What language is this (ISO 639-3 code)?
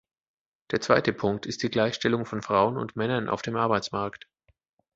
deu